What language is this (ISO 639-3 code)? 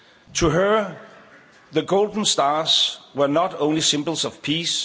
eng